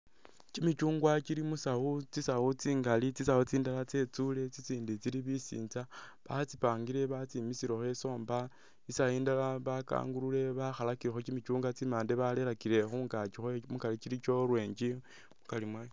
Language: Masaaba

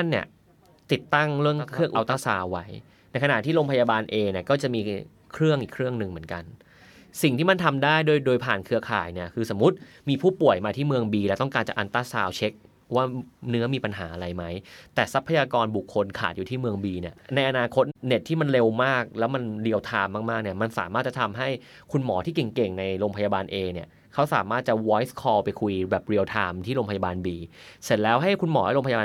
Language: Thai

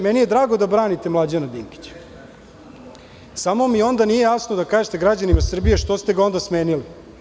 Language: Serbian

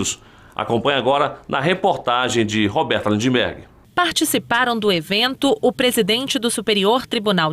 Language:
Portuguese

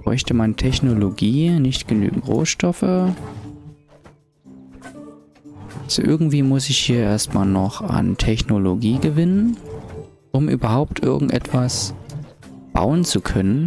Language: German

